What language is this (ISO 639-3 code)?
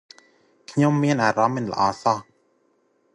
khm